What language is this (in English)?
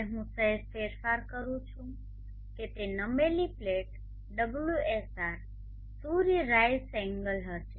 Gujarati